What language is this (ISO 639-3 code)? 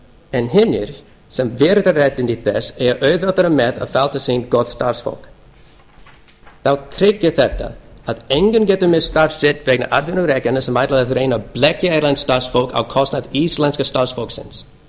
isl